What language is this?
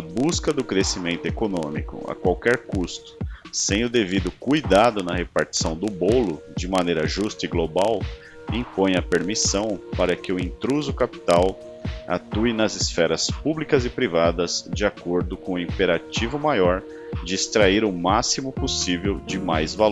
Portuguese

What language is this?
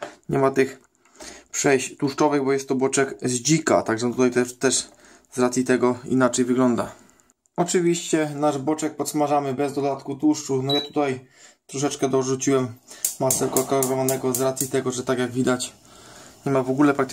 Polish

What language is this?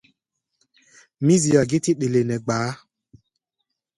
Gbaya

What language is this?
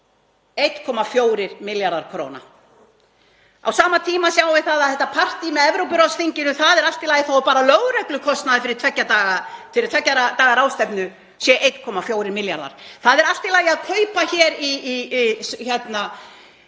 Icelandic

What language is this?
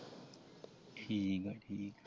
Punjabi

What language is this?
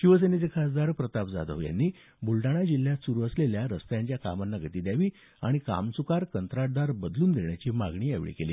Marathi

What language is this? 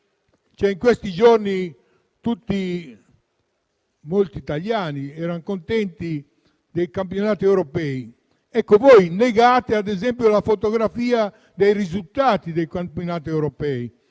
Italian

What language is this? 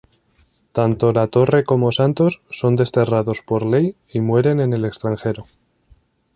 Spanish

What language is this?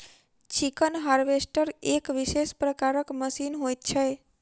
Maithili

